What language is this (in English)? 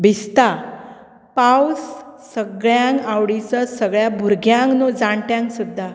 Konkani